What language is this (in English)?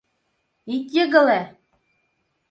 Mari